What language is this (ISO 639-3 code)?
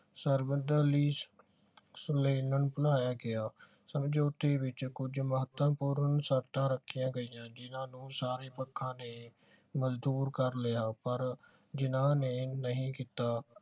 pan